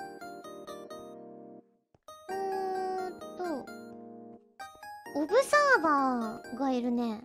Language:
Japanese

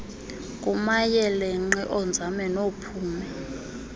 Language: Xhosa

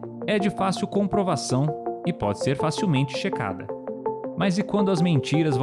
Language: Portuguese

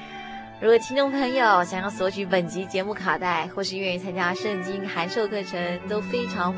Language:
Chinese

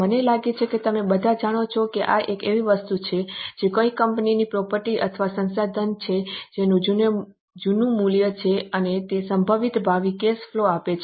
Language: Gujarati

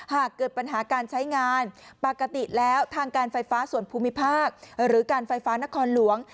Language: Thai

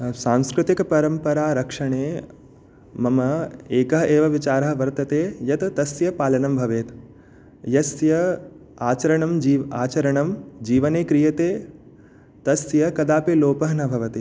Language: Sanskrit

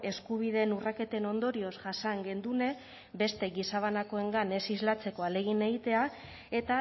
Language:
Basque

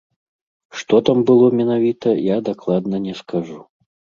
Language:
Belarusian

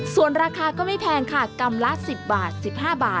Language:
Thai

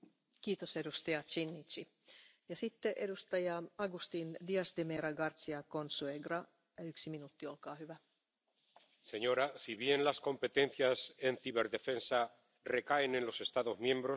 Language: Spanish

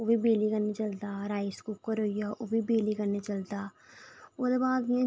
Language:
Dogri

